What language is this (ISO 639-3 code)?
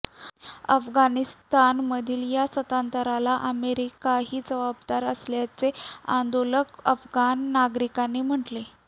mar